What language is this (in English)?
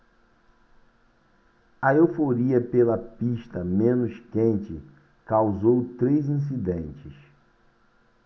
Portuguese